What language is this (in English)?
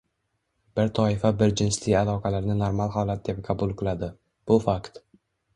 Uzbek